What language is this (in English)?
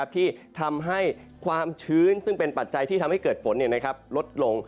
Thai